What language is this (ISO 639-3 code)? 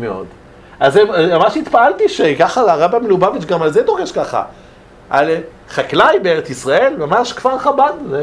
heb